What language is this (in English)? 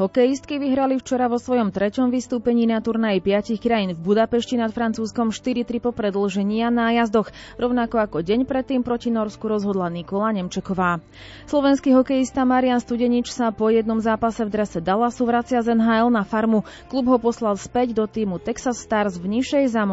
Slovak